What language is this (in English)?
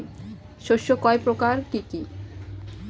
Bangla